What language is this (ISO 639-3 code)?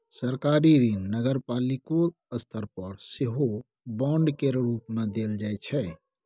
mai